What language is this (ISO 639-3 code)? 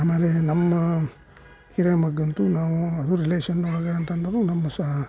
kan